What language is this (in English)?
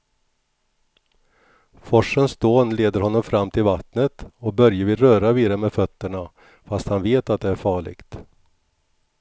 Swedish